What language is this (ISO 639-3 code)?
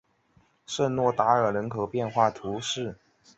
zho